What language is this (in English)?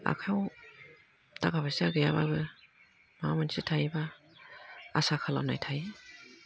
Bodo